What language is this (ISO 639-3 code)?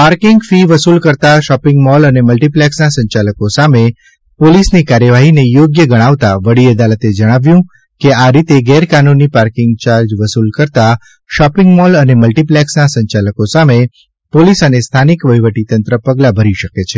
guj